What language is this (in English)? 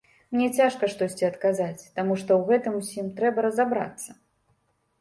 Belarusian